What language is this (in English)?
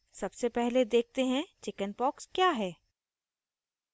Hindi